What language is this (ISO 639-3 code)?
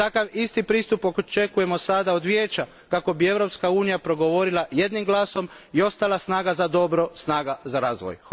hrv